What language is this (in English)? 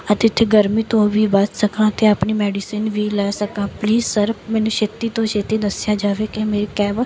Punjabi